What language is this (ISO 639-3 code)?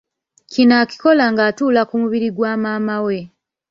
lug